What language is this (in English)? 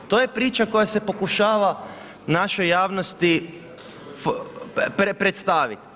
Croatian